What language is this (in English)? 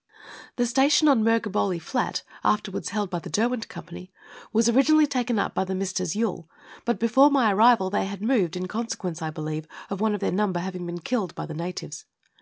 English